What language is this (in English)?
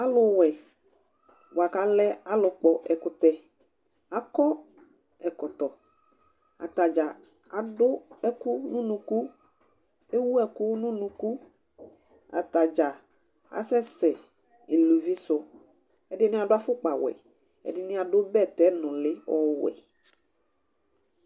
Ikposo